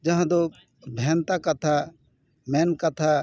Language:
Santali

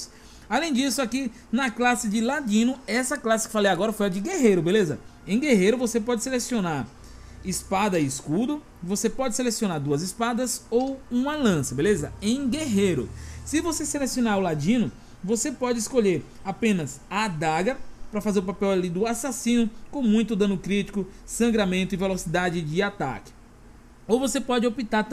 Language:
Portuguese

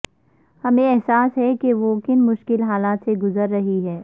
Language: Urdu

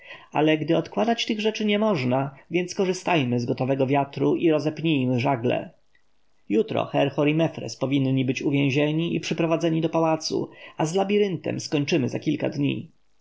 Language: Polish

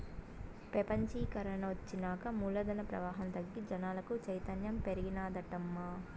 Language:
Telugu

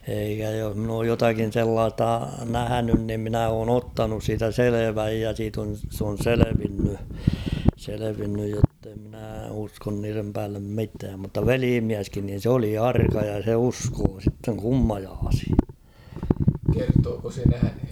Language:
Finnish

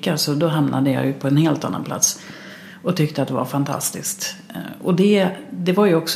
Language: Swedish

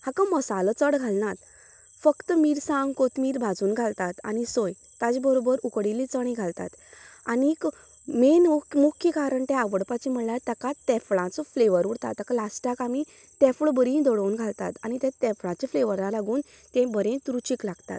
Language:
Konkani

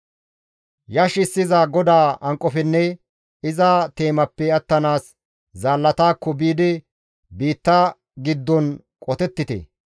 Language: Gamo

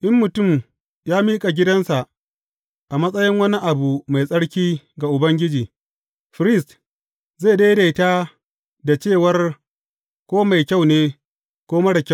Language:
Hausa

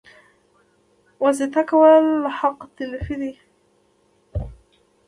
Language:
Pashto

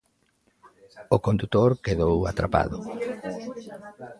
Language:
Galician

